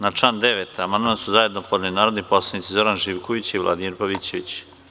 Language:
Serbian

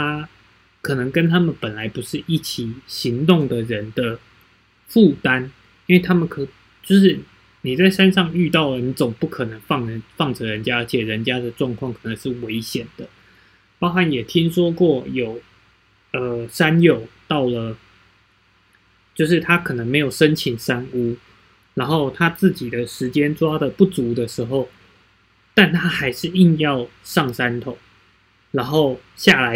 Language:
Chinese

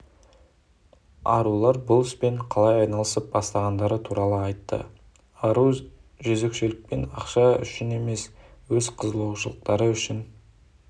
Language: Kazakh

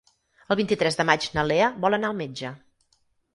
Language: Catalan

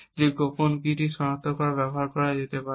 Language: Bangla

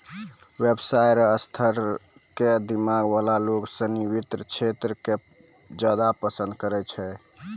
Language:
Maithili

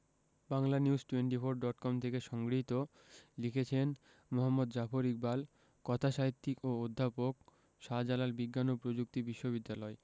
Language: Bangla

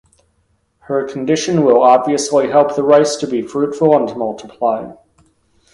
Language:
English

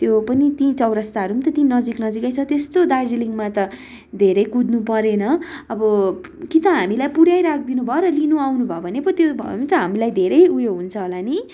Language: Nepali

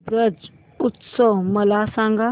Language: Marathi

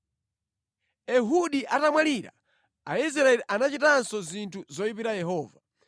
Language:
Nyanja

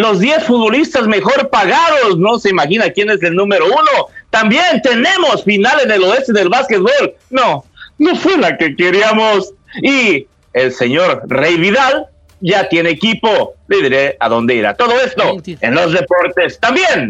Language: Spanish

